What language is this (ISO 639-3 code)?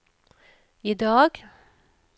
nor